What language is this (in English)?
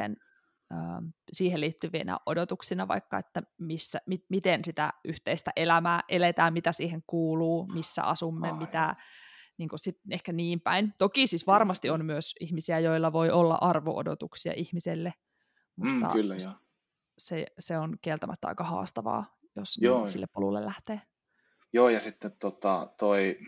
Finnish